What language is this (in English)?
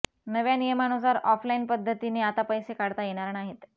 Marathi